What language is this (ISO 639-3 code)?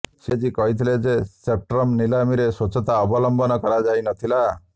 ori